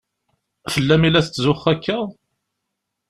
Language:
Kabyle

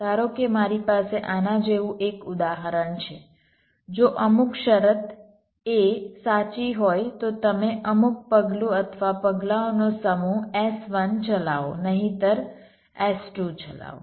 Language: Gujarati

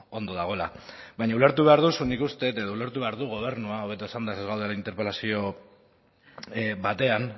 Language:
Basque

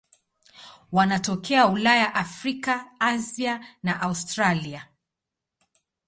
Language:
Swahili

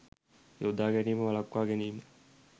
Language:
Sinhala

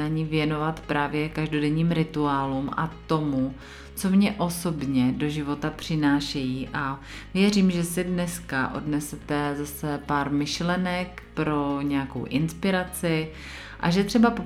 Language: Czech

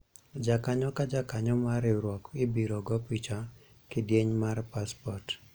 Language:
Luo (Kenya and Tanzania)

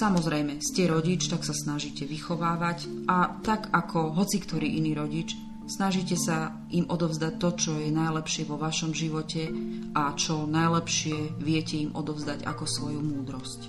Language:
Slovak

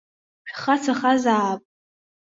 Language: Abkhazian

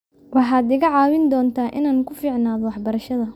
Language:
Somali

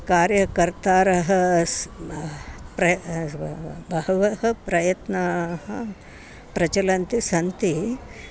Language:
Sanskrit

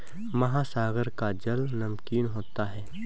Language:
Hindi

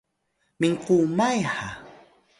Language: Atayal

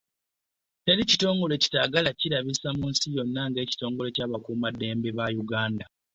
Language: Ganda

